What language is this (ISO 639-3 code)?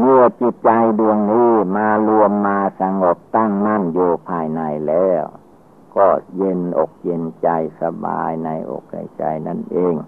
tha